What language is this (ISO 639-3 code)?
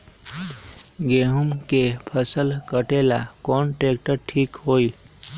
mag